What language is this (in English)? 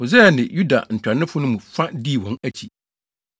Akan